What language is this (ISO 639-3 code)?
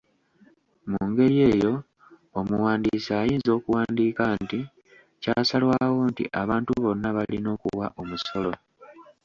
lug